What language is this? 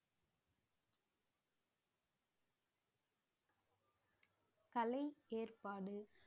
Tamil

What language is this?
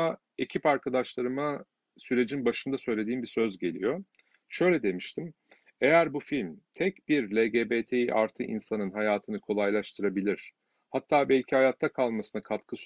Turkish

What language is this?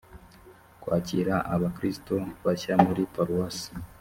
Kinyarwanda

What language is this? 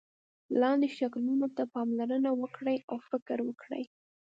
Pashto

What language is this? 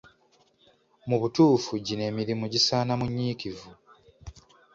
Ganda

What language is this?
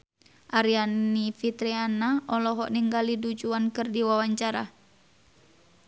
Sundanese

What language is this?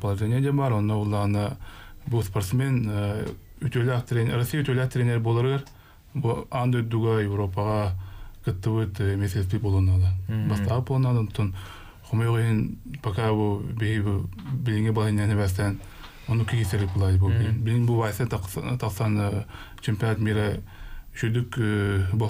Russian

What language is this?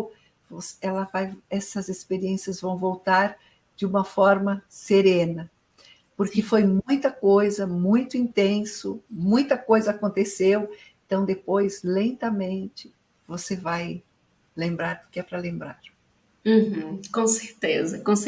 Portuguese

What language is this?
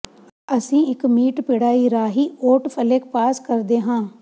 Punjabi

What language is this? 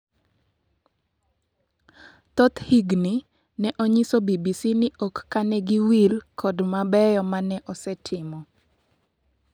Luo (Kenya and Tanzania)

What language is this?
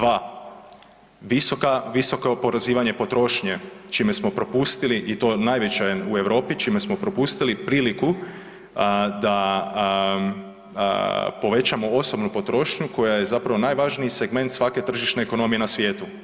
Croatian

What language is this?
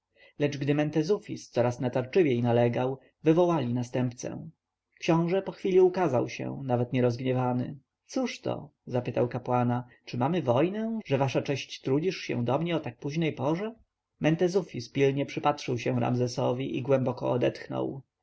Polish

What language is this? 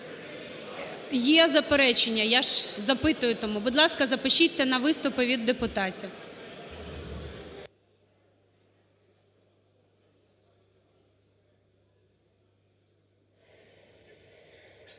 Ukrainian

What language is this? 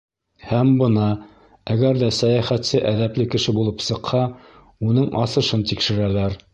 Bashkir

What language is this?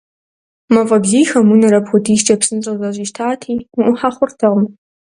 Kabardian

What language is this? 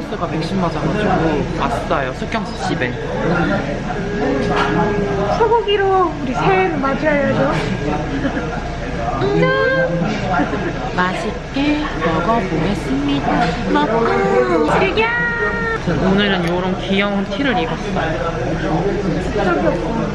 Korean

